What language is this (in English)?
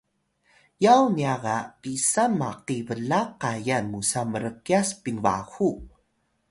Atayal